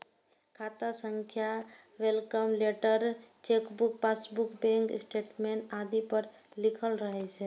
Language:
Maithili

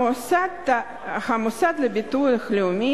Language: Hebrew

